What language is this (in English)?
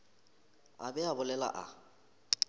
Northern Sotho